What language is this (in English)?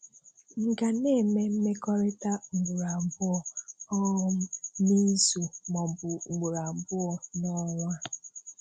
Igbo